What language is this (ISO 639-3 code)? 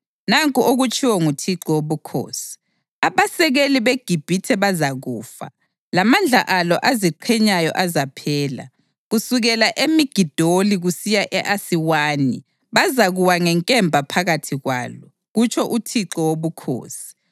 nde